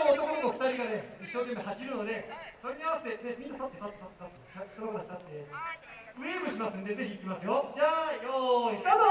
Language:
Japanese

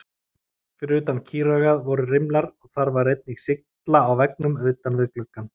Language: Icelandic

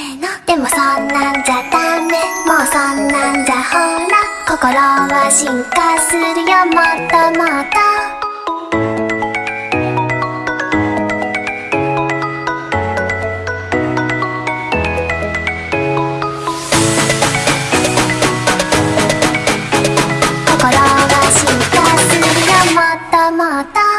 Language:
Japanese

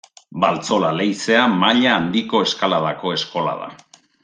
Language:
Basque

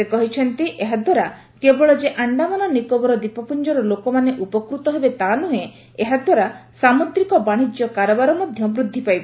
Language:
Odia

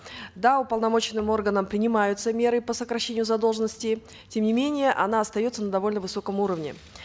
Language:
Kazakh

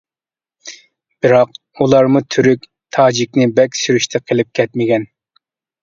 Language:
Uyghur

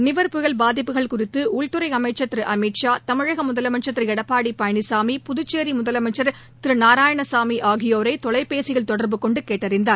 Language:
Tamil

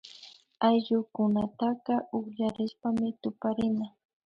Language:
Imbabura Highland Quichua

